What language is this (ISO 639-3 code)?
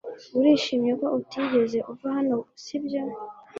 kin